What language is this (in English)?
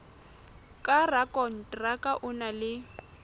Southern Sotho